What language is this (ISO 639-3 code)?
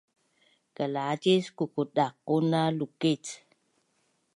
bnn